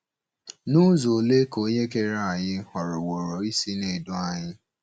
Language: Igbo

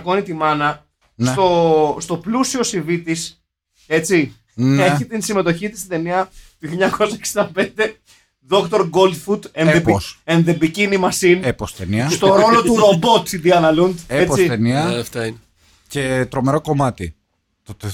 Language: Greek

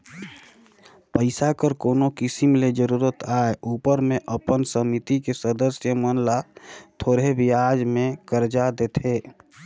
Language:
Chhattisgarhi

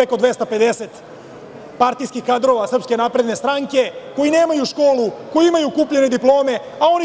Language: Serbian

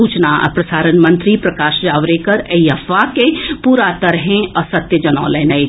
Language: Maithili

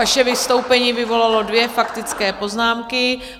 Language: Czech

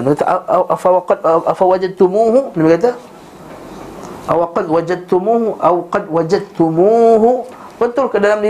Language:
Malay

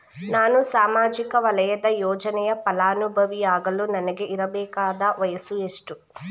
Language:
Kannada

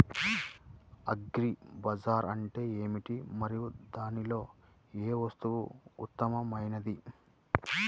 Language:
Telugu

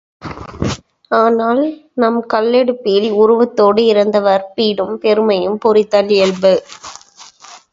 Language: Tamil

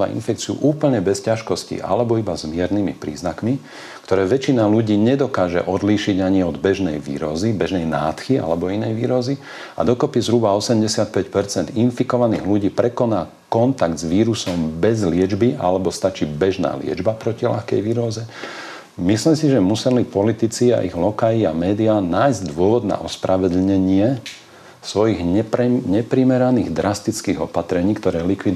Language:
Slovak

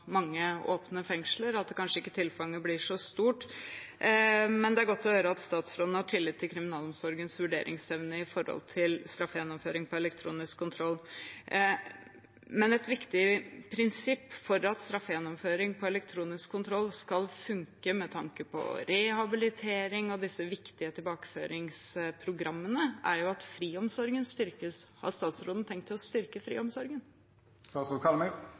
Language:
Norwegian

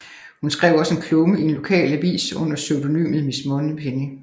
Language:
Danish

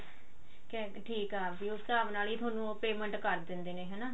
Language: Punjabi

